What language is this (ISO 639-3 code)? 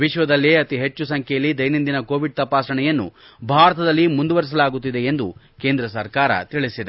kan